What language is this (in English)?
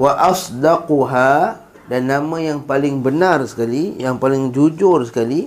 Malay